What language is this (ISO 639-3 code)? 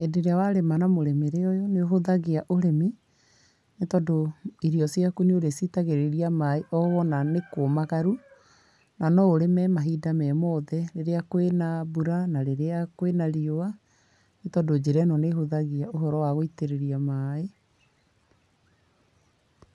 kik